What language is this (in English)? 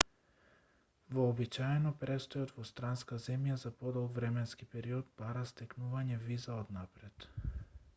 Macedonian